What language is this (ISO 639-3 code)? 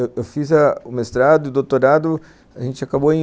por